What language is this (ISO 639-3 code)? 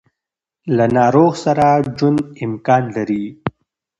pus